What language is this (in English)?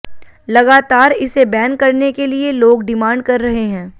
Hindi